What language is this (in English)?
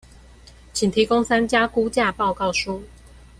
Chinese